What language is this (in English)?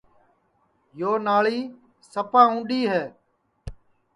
Sansi